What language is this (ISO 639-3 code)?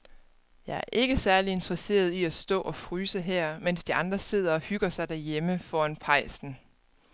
dan